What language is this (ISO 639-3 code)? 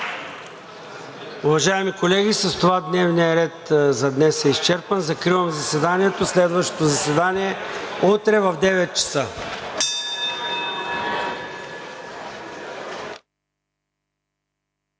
bul